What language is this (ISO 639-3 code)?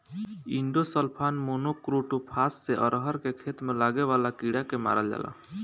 bho